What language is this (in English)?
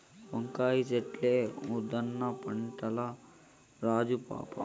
Telugu